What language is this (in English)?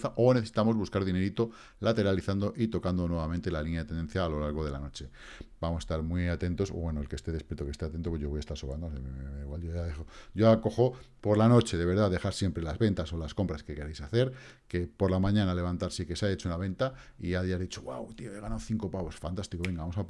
Spanish